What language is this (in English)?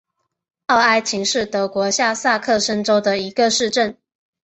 Chinese